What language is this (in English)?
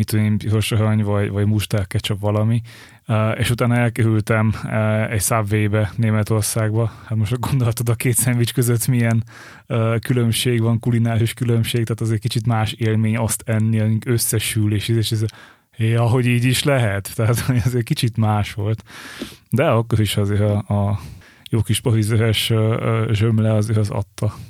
Hungarian